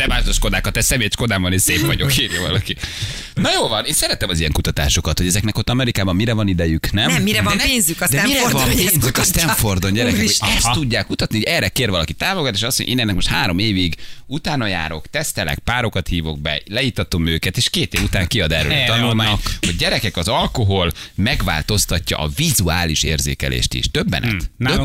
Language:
Hungarian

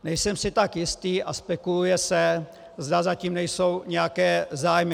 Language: Czech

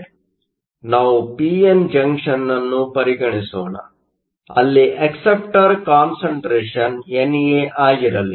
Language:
Kannada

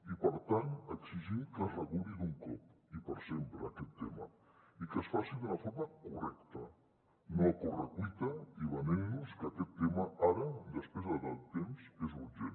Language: Catalan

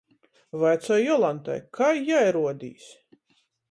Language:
Latgalian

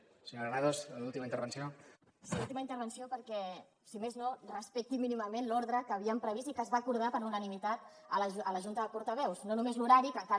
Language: Catalan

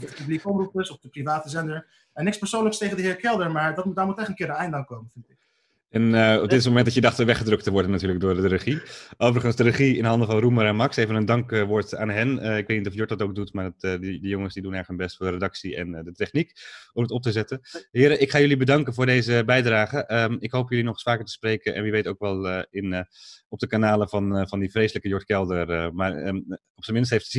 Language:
Dutch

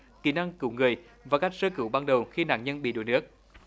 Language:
Vietnamese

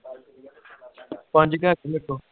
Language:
Punjabi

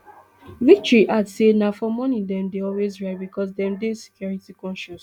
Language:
Nigerian Pidgin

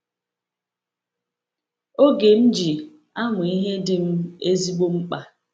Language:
Igbo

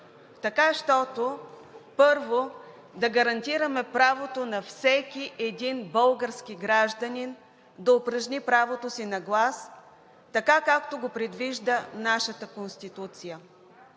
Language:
Bulgarian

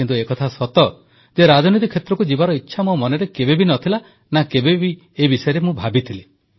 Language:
Odia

